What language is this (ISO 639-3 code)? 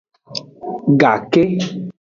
ajg